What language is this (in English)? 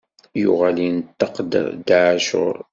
Kabyle